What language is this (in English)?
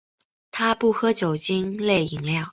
Chinese